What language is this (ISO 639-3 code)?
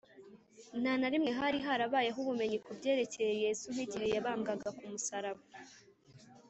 kin